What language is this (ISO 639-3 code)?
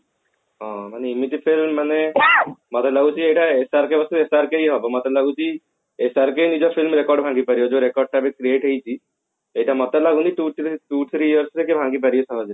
ori